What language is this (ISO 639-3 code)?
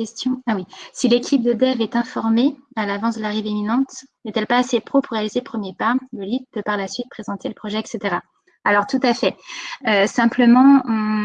fra